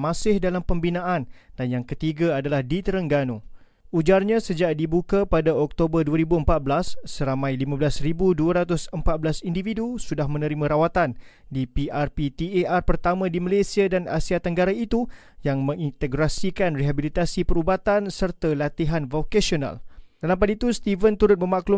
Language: Malay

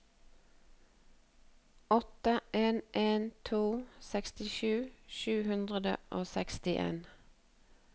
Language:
Norwegian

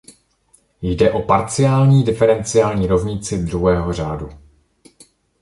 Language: Czech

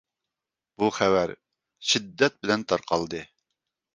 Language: Uyghur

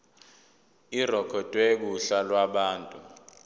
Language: Zulu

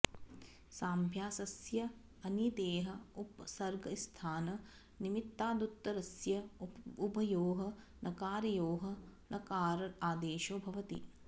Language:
Sanskrit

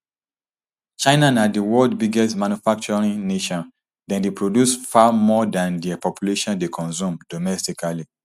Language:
Nigerian Pidgin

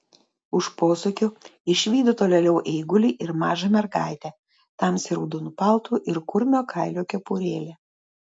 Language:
Lithuanian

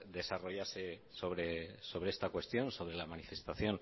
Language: Spanish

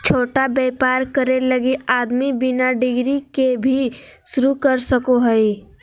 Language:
Magahi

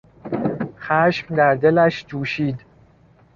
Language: Persian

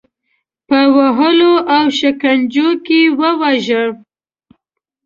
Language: Pashto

